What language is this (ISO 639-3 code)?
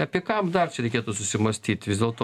lit